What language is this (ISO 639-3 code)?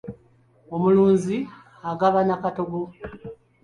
lug